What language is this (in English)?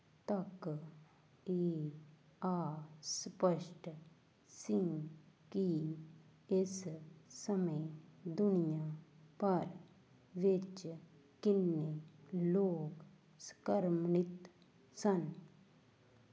Punjabi